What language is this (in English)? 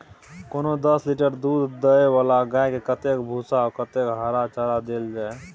Maithili